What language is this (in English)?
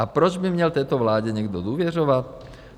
Czech